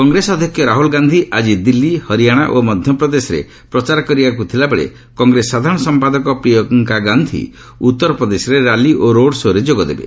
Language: Odia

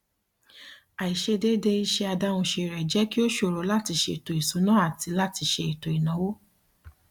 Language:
Yoruba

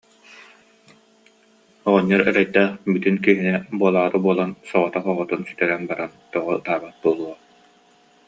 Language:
Yakut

